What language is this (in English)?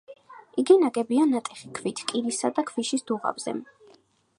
Georgian